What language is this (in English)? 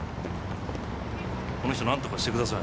Japanese